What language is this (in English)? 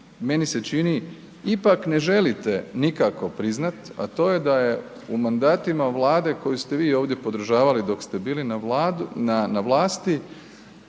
Croatian